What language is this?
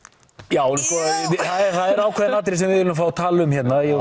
Icelandic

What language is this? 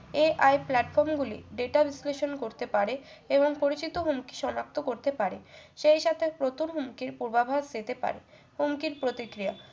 Bangla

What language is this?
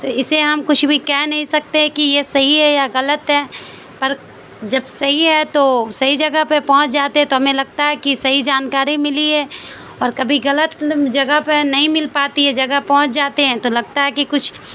Urdu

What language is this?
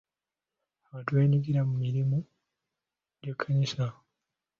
Ganda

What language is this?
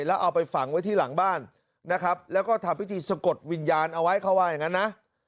Thai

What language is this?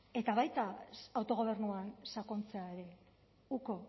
Basque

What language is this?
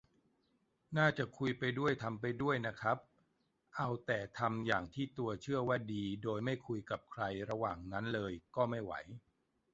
Thai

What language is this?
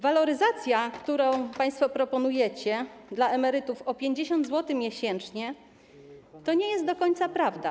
Polish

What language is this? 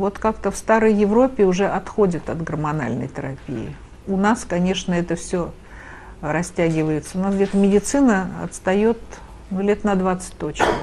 Russian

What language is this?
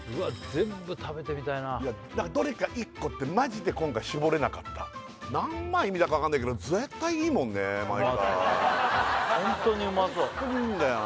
Japanese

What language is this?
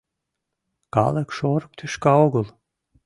Mari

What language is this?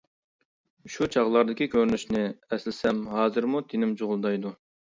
Uyghur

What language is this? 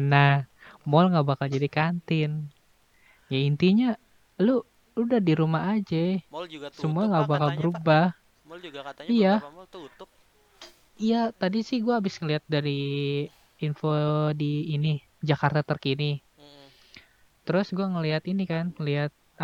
Indonesian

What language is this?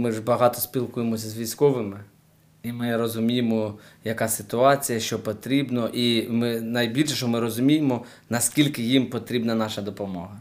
Ukrainian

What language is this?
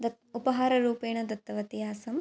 Sanskrit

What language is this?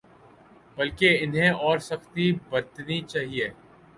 Urdu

